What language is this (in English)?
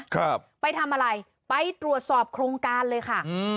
Thai